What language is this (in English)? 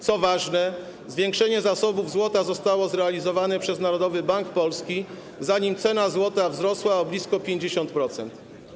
Polish